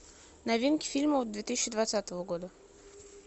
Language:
Russian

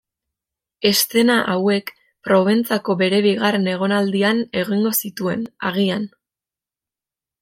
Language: Basque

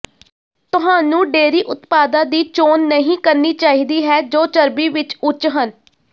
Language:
Punjabi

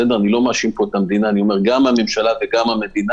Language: Hebrew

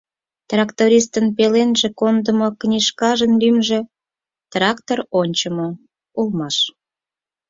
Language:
Mari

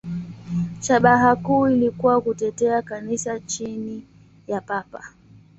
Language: Swahili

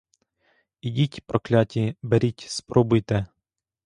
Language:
Ukrainian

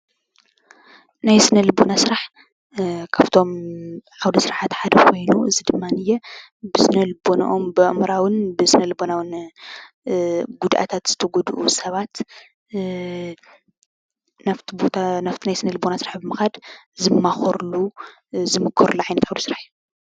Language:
Tigrinya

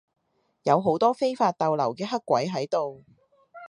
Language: Cantonese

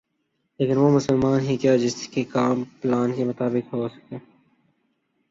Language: Urdu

